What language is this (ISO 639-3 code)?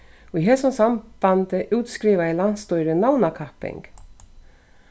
fao